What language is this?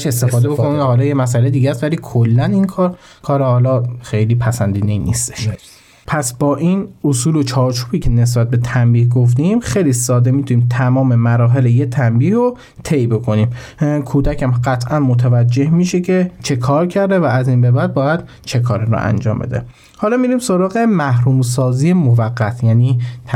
Persian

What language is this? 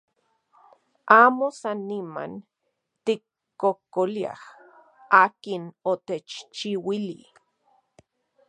Central Puebla Nahuatl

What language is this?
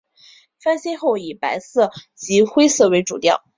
Chinese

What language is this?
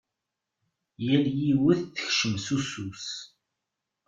Kabyle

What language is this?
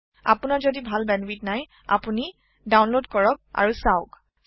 Assamese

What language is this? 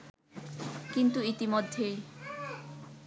Bangla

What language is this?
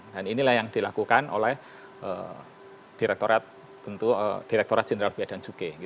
Indonesian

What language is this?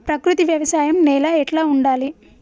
Telugu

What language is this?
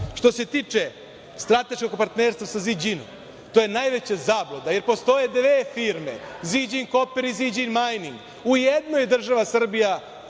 Serbian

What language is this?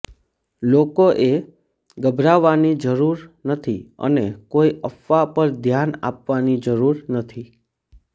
Gujarati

